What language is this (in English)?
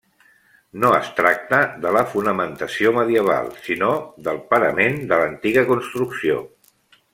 Catalan